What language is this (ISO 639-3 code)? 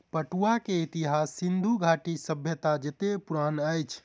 mai